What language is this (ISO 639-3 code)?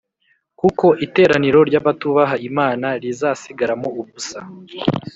kin